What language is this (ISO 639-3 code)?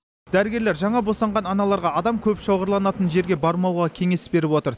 kaz